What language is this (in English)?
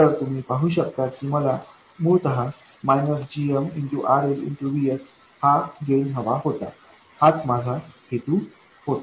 Marathi